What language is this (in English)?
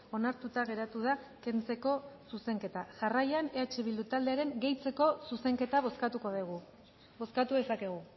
Basque